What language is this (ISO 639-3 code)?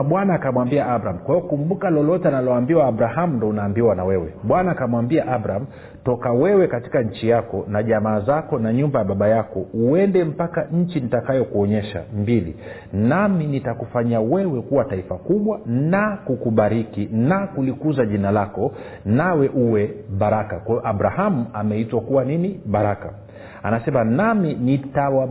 swa